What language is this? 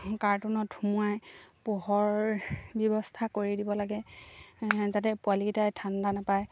Assamese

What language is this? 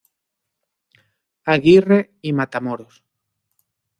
Spanish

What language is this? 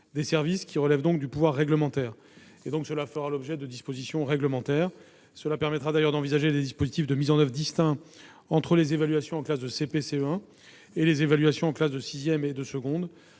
French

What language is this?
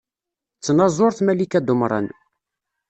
Kabyle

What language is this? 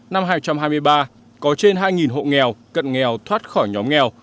Vietnamese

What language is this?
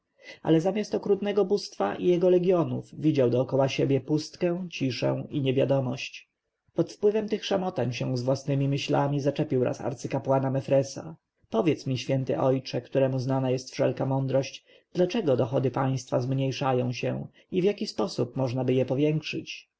Polish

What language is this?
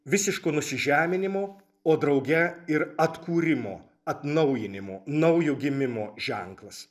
Lithuanian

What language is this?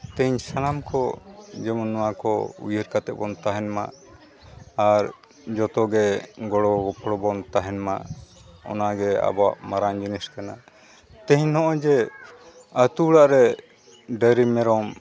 Santali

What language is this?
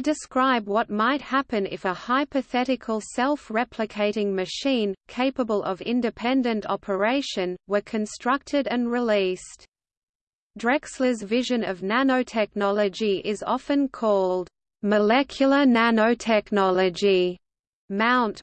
English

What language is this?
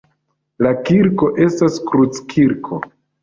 Esperanto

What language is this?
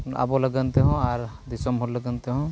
Santali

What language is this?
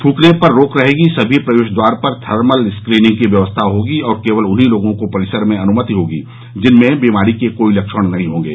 Hindi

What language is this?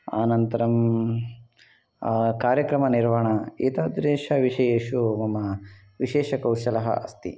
Sanskrit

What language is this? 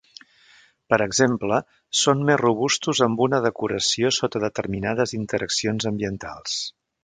Catalan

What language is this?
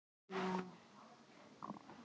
Icelandic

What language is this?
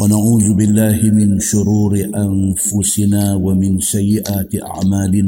Malay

